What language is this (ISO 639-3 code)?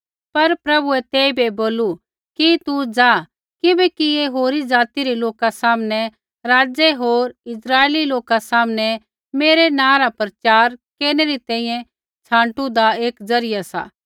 kfx